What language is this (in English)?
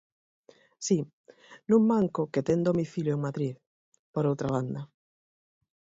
Galician